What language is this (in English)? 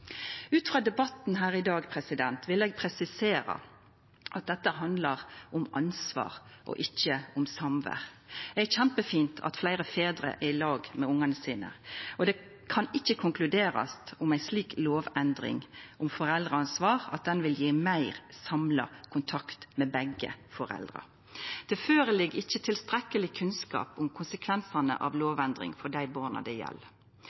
Norwegian Nynorsk